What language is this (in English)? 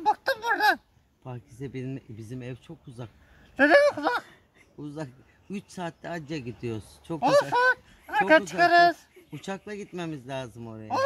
Turkish